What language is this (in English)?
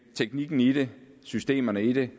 Danish